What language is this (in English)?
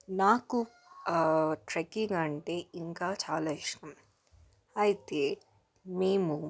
Telugu